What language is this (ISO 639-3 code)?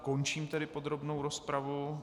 ces